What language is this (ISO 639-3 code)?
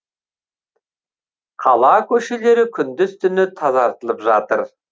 kaz